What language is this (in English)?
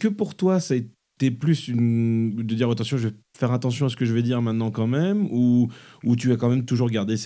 French